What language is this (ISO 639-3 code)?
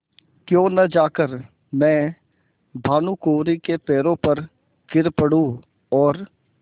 hin